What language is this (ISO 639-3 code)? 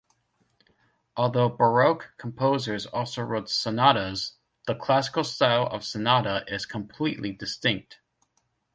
eng